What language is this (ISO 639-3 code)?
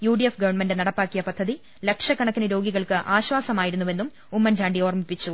mal